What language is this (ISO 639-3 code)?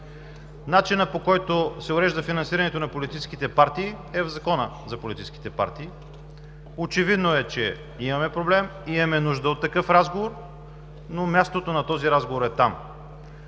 bul